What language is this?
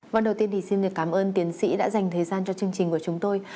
Vietnamese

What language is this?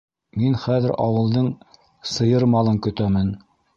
Bashkir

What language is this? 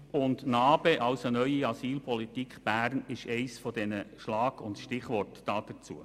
Swiss German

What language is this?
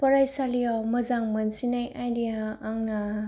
Bodo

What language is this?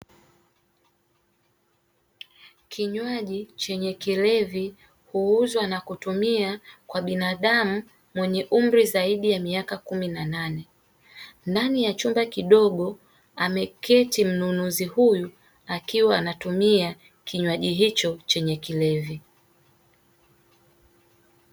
Swahili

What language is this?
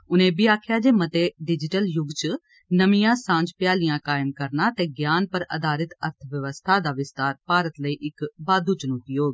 Dogri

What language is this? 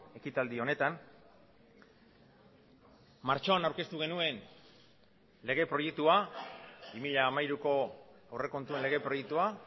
Basque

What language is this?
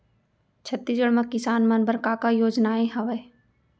Chhattisgarhi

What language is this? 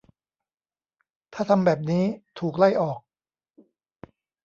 Thai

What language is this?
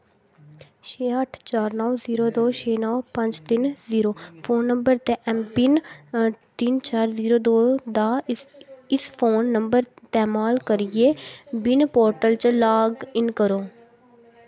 Dogri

